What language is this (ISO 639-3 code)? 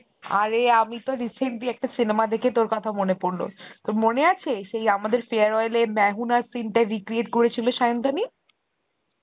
ben